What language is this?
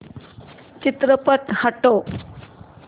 Marathi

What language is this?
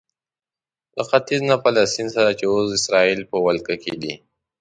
Pashto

